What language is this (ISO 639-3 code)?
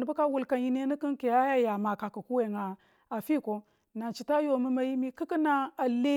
tul